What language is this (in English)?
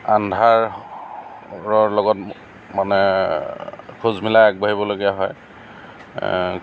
Assamese